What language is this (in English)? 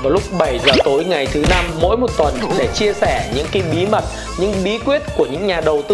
Vietnamese